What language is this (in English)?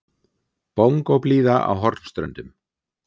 Icelandic